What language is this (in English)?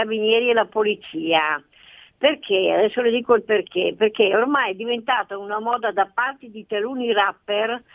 Italian